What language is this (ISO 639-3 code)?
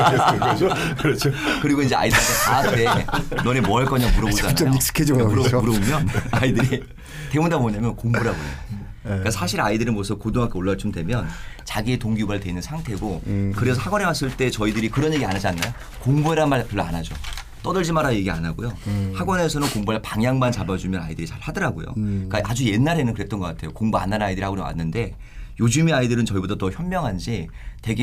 kor